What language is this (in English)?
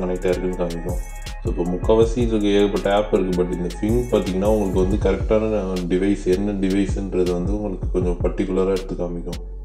Romanian